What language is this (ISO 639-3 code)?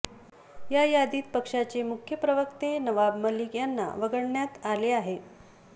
mar